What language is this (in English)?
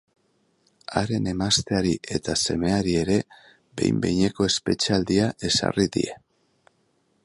Basque